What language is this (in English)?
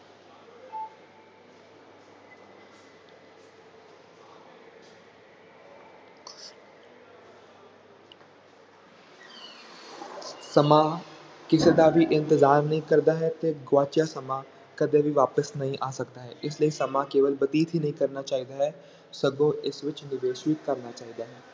Punjabi